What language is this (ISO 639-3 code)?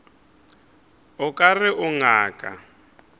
nso